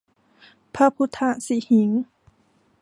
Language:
Thai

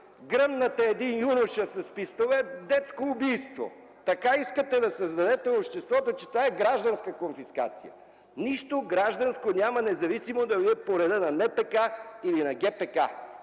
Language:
Bulgarian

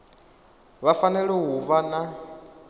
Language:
Venda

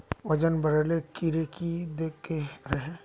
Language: Magahi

